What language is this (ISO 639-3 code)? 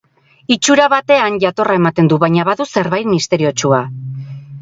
eus